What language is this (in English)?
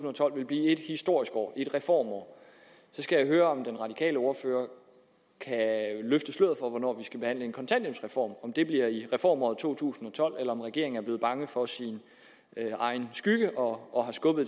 Danish